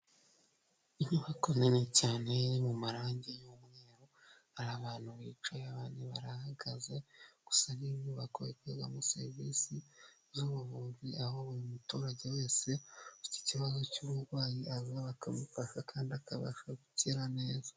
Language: Kinyarwanda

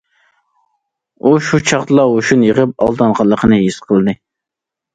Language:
Uyghur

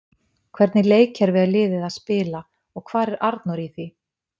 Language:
Icelandic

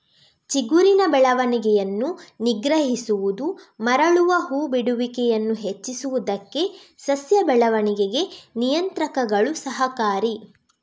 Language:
Kannada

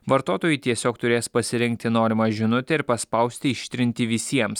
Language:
Lithuanian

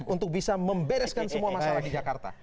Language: Indonesian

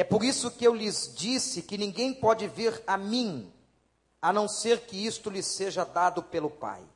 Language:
Portuguese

